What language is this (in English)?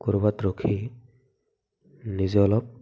Assamese